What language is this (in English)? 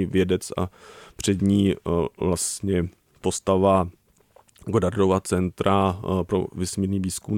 Czech